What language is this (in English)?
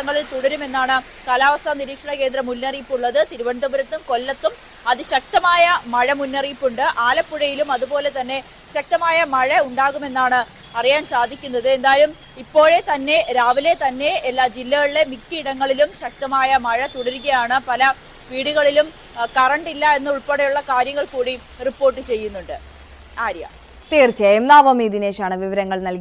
Malayalam